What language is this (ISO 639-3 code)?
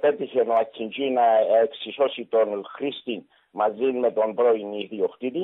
ell